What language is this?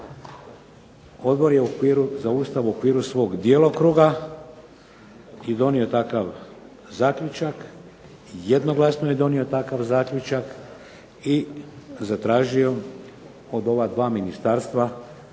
Croatian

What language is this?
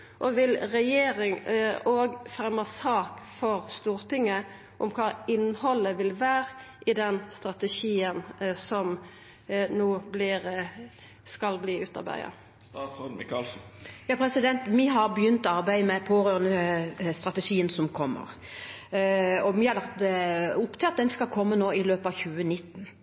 Norwegian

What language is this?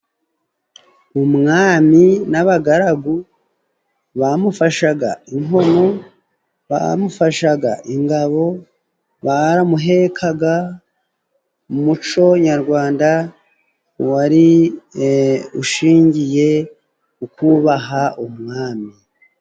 Kinyarwanda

